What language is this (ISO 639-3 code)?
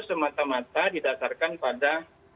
ind